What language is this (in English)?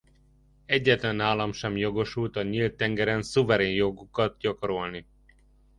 Hungarian